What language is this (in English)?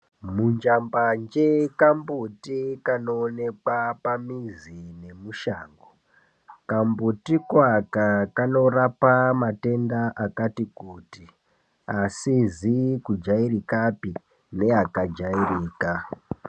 Ndau